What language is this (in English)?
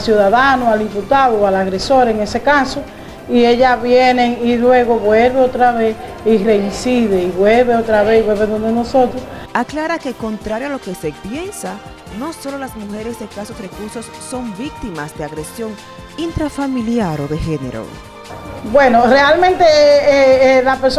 Spanish